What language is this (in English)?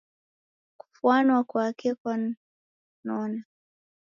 Taita